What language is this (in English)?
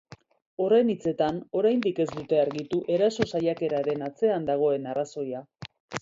Basque